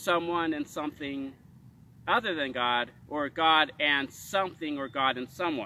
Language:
English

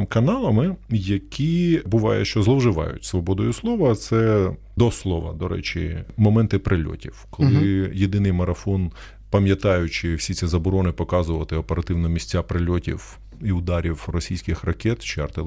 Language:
Ukrainian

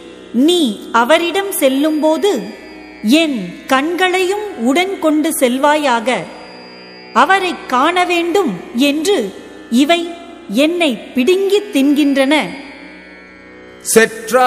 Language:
Tamil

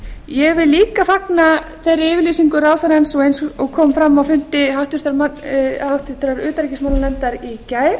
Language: Icelandic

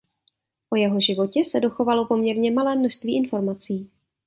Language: Czech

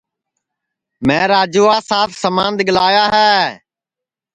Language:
Sansi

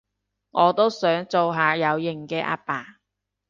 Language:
Cantonese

